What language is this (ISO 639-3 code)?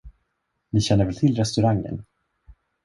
swe